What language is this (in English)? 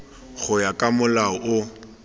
Tswana